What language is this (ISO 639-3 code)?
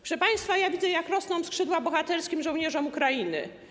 pol